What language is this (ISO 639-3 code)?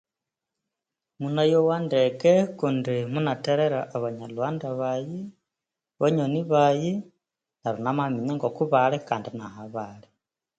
koo